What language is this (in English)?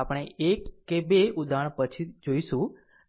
Gujarati